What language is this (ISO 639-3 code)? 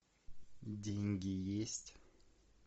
rus